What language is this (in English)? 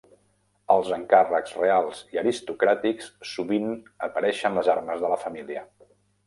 Catalan